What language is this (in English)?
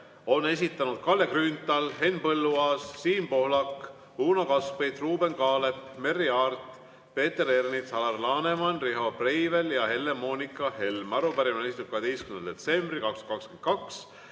Estonian